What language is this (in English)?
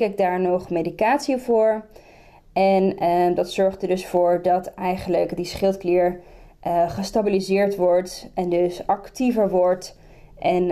Dutch